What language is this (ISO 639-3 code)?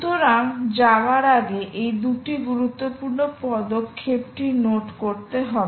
ben